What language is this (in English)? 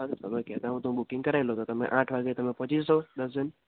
Gujarati